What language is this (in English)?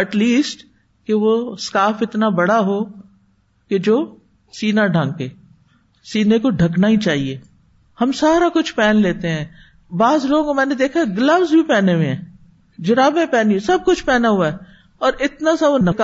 Urdu